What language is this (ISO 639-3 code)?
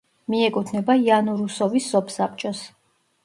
kat